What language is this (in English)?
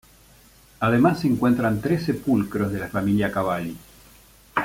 Spanish